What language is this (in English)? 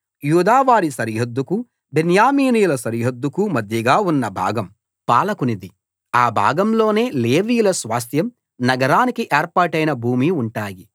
Telugu